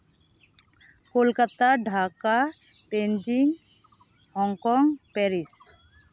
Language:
Santali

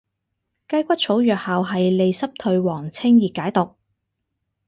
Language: Cantonese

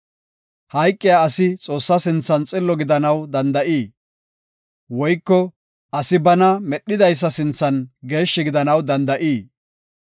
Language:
Gofa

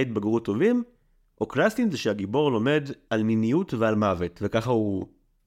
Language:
Hebrew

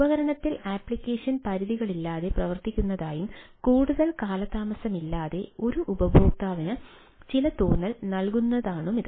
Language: Malayalam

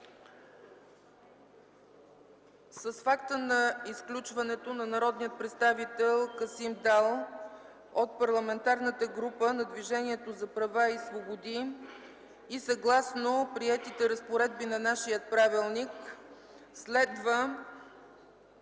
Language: Bulgarian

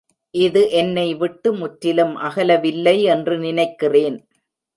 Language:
Tamil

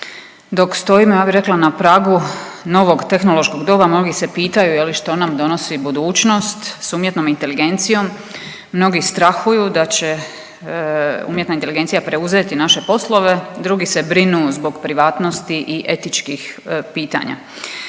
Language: Croatian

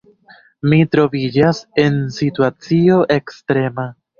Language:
Esperanto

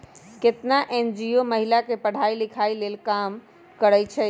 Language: Magahi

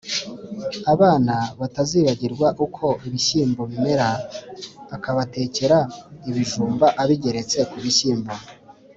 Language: Kinyarwanda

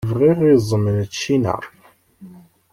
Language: Kabyle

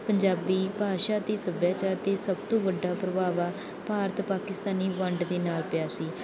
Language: Punjabi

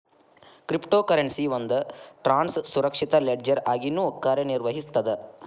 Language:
Kannada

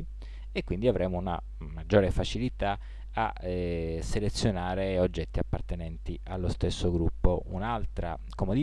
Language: Italian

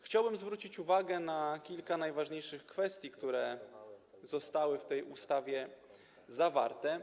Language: Polish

